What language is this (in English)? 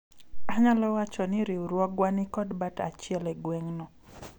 Luo (Kenya and Tanzania)